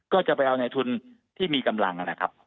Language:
Thai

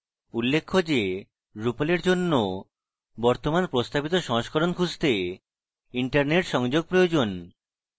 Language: Bangla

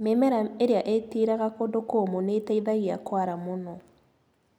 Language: Kikuyu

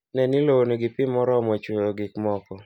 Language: Luo (Kenya and Tanzania)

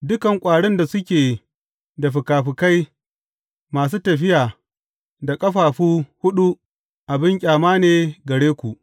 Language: Hausa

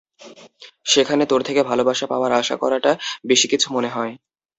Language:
Bangla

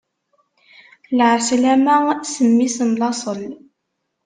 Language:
Kabyle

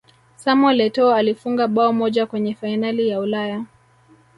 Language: Swahili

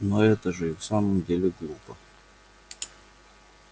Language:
Russian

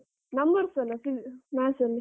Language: Kannada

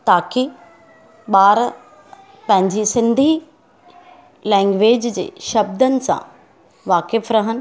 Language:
Sindhi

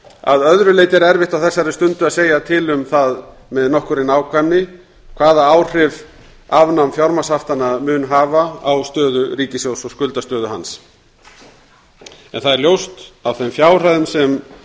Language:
Icelandic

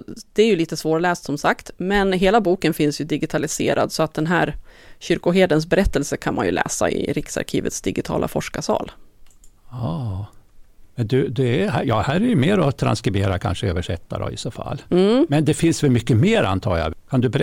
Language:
Swedish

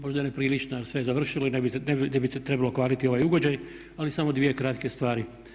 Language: Croatian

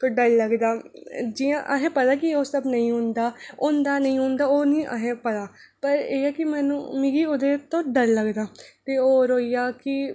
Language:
Dogri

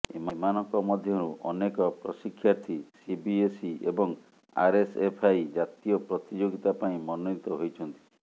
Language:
Odia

